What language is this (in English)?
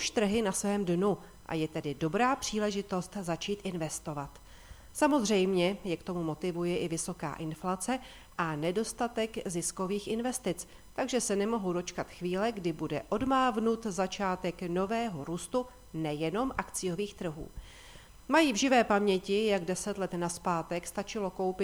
Czech